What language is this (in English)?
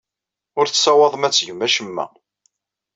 Kabyle